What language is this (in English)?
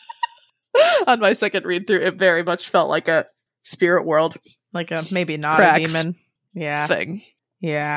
English